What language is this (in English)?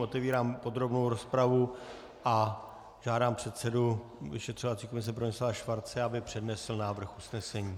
Czech